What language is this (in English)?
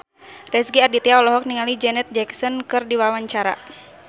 Sundanese